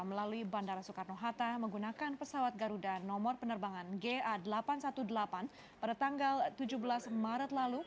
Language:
Indonesian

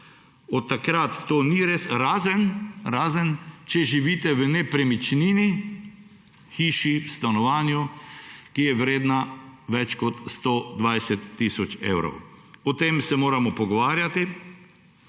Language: Slovenian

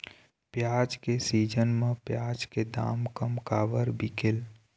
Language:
Chhattisgarhi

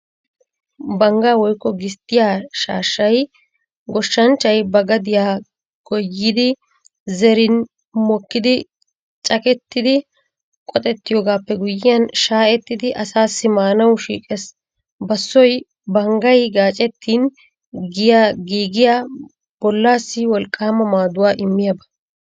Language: Wolaytta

